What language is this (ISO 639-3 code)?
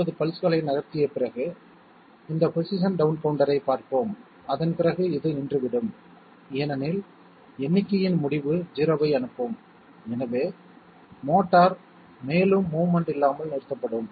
tam